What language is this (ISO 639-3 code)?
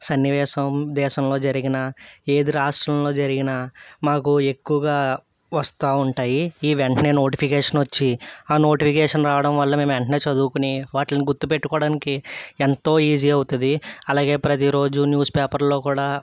tel